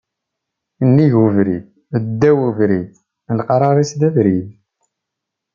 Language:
Kabyle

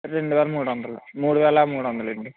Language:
Telugu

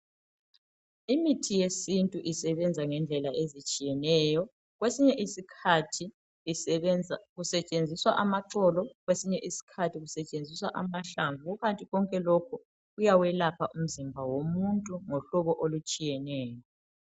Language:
North Ndebele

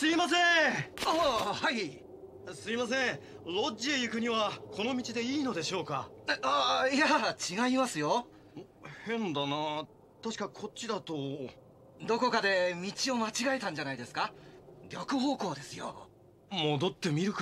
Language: Japanese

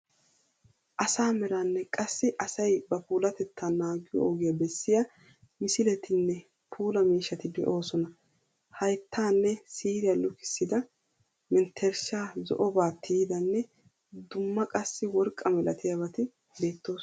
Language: Wolaytta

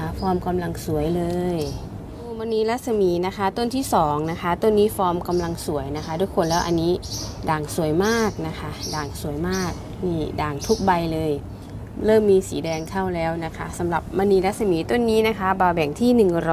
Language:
Thai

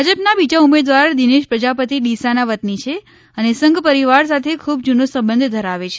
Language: Gujarati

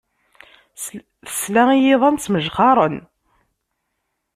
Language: Kabyle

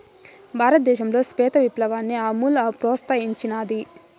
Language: Telugu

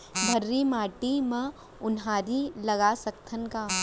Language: Chhattisgarhi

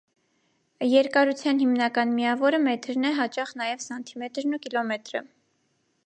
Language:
Armenian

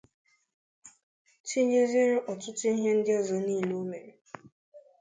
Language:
Igbo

